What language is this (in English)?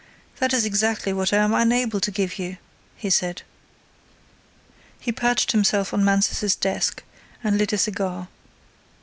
English